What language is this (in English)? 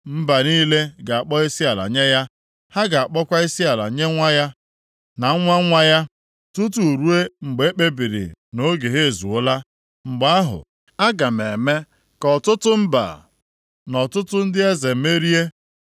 Igbo